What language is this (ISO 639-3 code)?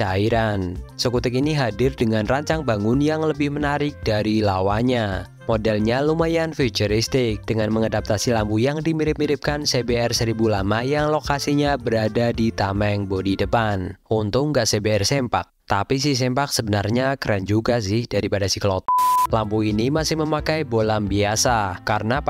ind